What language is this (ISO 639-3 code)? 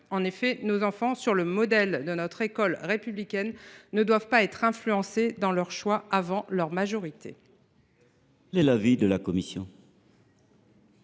fra